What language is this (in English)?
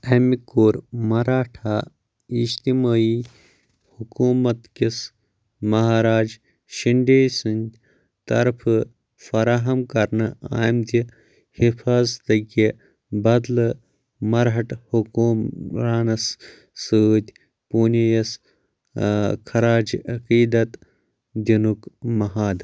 Kashmiri